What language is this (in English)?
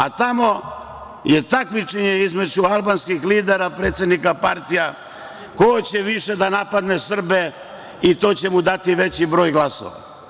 Serbian